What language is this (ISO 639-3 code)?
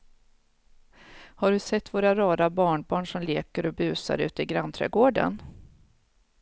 swe